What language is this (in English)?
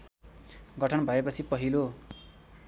Nepali